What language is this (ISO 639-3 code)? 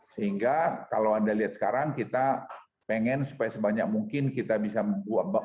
ind